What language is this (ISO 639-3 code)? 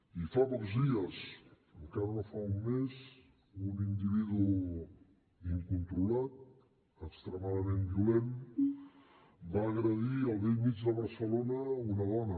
cat